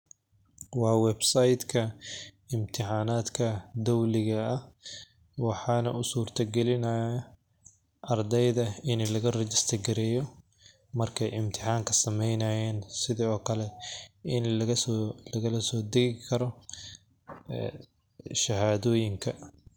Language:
Somali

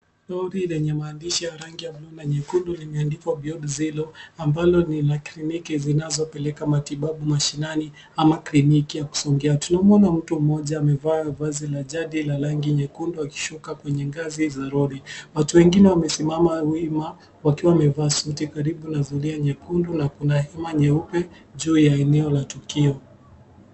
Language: Swahili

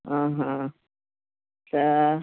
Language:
Sindhi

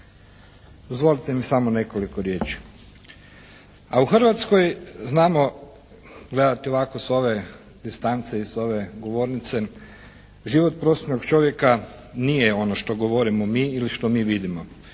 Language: Croatian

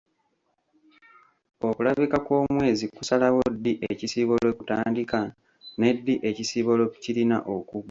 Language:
Ganda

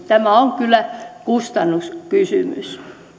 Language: Finnish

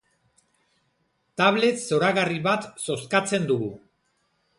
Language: Basque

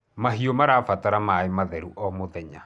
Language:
Kikuyu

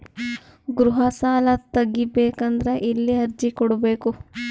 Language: Kannada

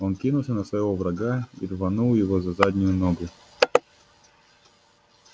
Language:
Russian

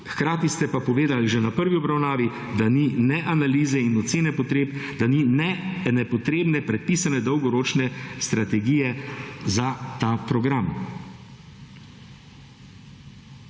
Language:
Slovenian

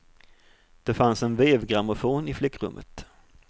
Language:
Swedish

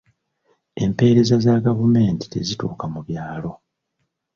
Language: Ganda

